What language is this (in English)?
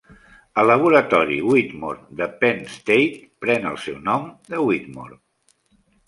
Catalan